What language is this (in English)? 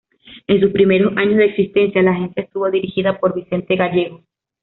Spanish